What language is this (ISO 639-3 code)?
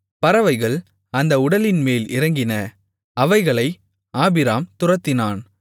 tam